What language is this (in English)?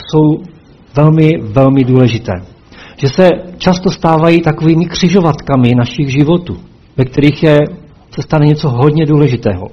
Czech